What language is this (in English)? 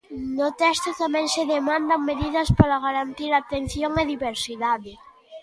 Galician